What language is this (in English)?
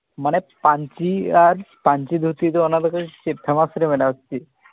Santali